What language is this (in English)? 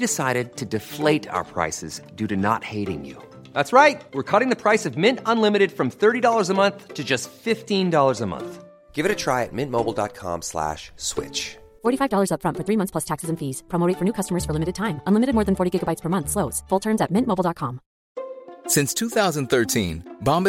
Persian